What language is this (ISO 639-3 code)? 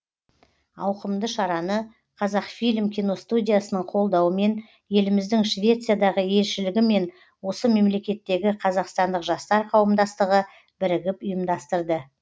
kaz